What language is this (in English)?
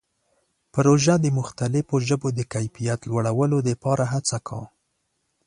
Pashto